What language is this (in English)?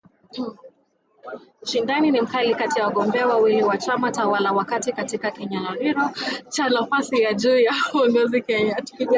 Swahili